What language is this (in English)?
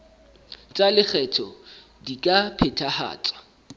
Southern Sotho